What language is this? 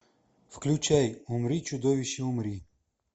Russian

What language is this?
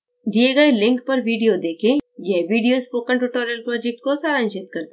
Hindi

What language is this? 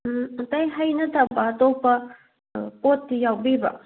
Manipuri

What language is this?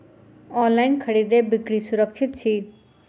Maithili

